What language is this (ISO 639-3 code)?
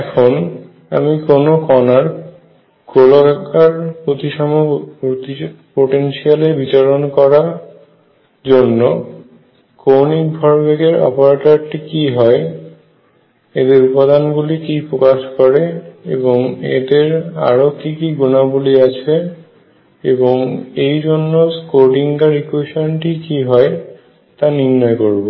ben